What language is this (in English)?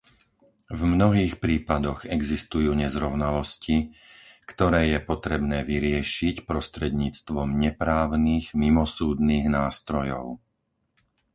Slovak